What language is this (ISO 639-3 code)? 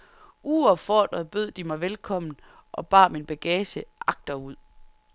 dan